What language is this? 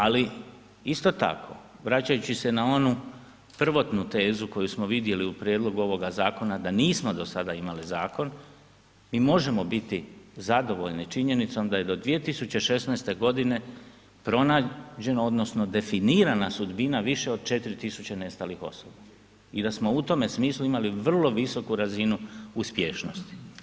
Croatian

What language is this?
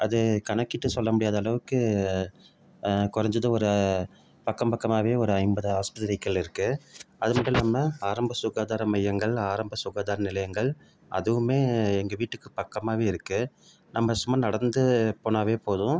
Tamil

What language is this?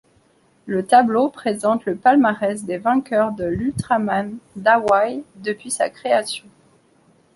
French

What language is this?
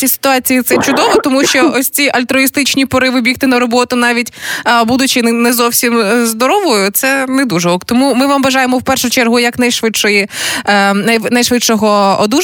Ukrainian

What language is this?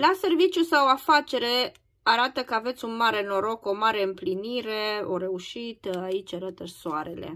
Romanian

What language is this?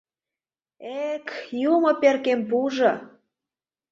Mari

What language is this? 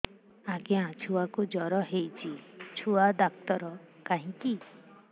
Odia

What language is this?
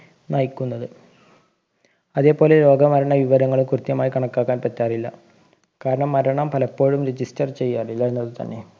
Malayalam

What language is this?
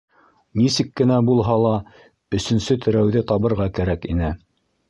Bashkir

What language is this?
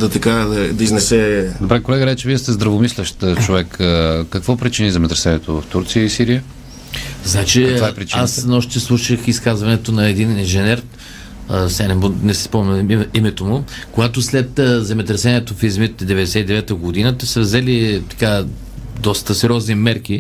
Bulgarian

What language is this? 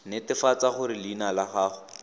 Tswana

